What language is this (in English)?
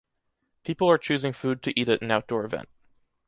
English